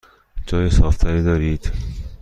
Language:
Persian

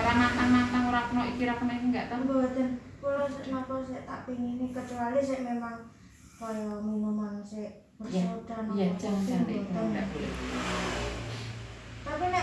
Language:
Indonesian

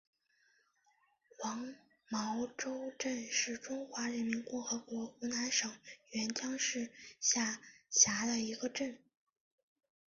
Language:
Chinese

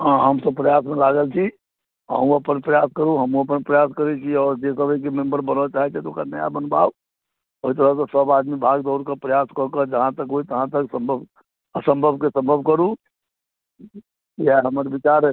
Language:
Maithili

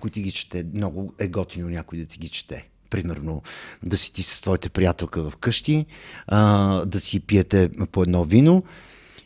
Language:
Bulgarian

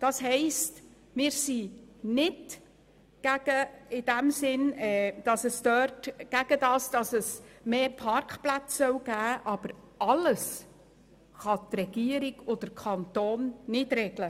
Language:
Swiss German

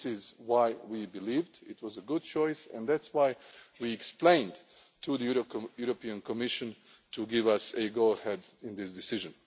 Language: English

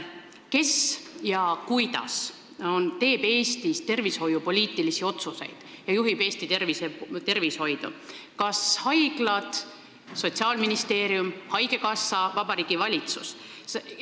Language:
Estonian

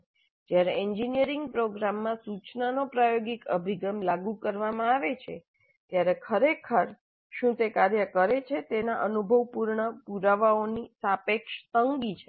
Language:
Gujarati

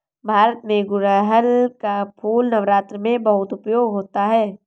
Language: Hindi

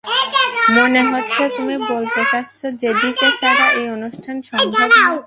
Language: Bangla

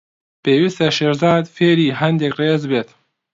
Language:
Central Kurdish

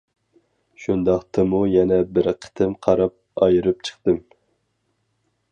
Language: Uyghur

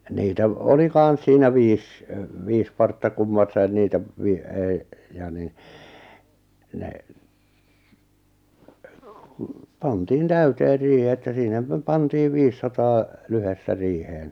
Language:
Finnish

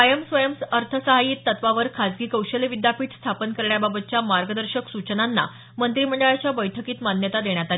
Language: Marathi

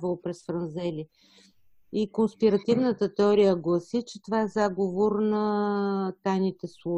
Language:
Bulgarian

